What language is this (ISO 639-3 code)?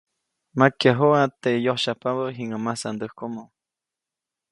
zoc